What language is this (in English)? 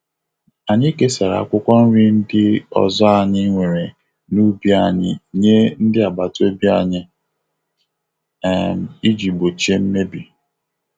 Igbo